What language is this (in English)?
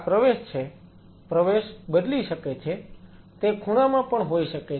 Gujarati